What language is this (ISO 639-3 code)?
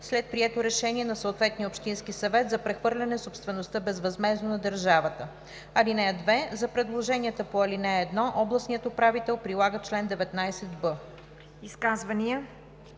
bul